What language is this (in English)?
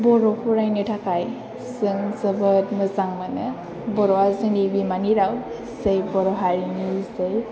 Bodo